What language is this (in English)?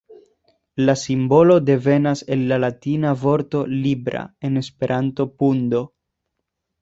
Esperanto